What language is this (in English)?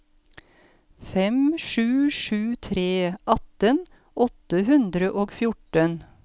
Norwegian